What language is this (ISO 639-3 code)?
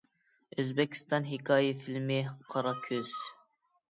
uig